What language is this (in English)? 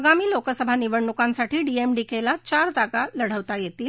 Marathi